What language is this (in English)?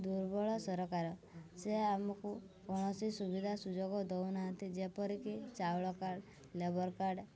Odia